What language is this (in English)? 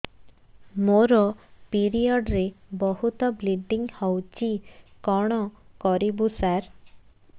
Odia